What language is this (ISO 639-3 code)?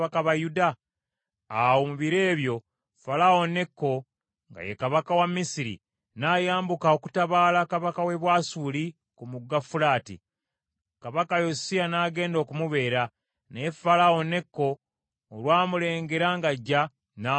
lug